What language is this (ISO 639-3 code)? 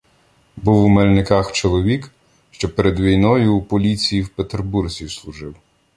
ukr